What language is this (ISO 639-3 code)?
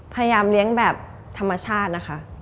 tha